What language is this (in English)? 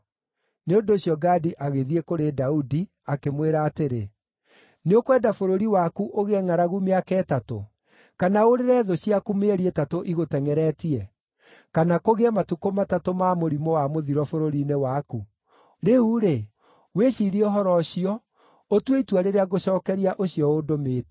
Kikuyu